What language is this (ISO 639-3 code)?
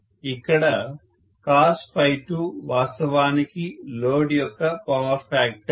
tel